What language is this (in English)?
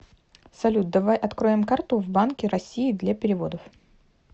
Russian